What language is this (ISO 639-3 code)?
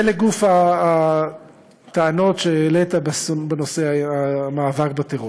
heb